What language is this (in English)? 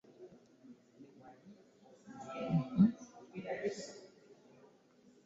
Ganda